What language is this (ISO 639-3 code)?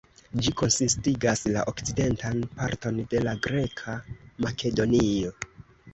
epo